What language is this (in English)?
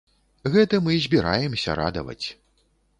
Belarusian